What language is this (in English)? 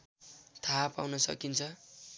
Nepali